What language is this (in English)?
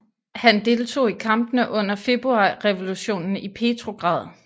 Danish